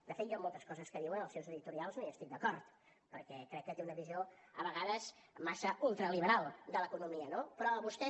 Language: Catalan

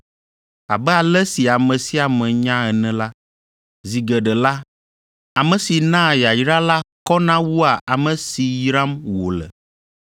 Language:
Ewe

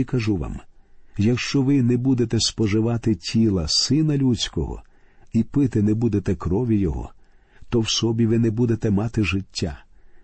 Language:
Ukrainian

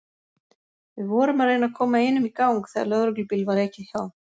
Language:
Icelandic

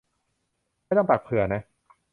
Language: Thai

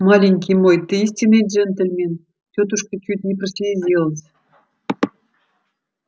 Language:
Russian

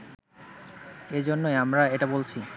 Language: Bangla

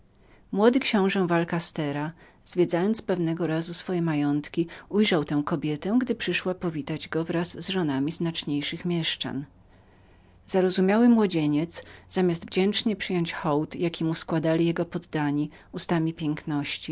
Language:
Polish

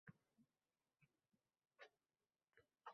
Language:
Uzbek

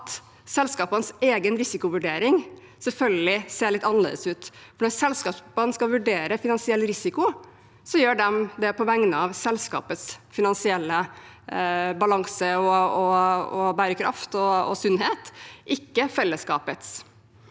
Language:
Norwegian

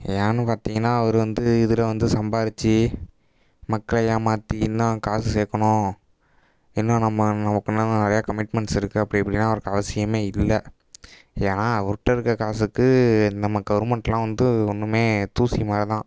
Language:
Tamil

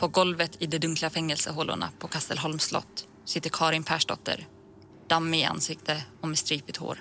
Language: Swedish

